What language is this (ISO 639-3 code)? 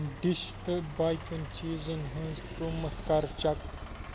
kas